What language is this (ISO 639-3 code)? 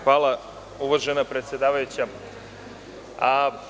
srp